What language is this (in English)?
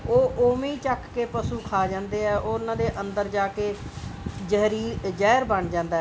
Punjabi